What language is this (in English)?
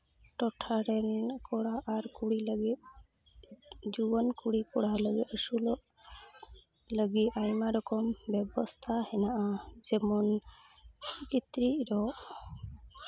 Santali